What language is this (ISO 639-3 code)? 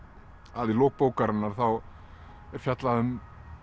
isl